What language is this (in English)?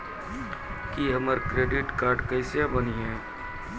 Maithili